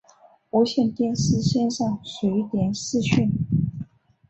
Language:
Chinese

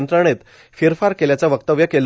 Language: Marathi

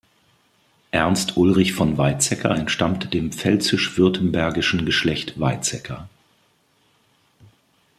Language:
German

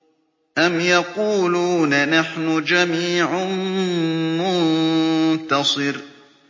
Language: Arabic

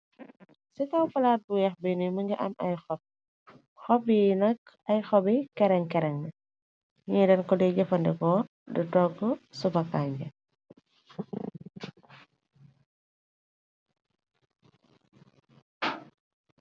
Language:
Wolof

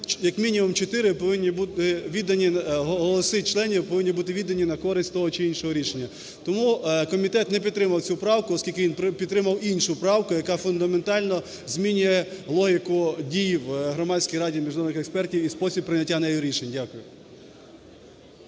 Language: Ukrainian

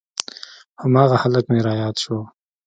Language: Pashto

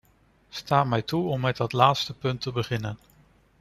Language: Dutch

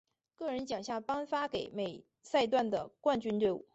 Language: Chinese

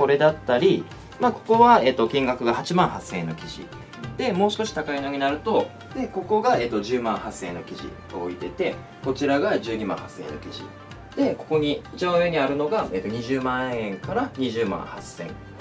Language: Japanese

